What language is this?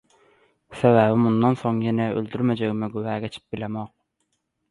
Turkmen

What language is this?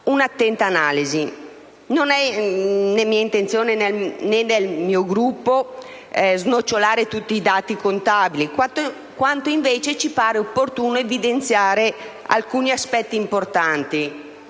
Italian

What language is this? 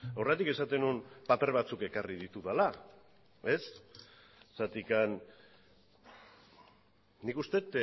Basque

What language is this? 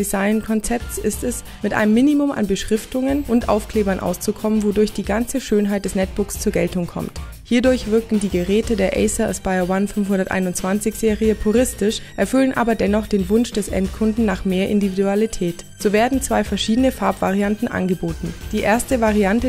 German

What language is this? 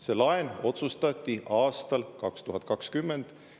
Estonian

